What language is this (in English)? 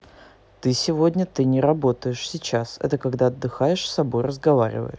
Russian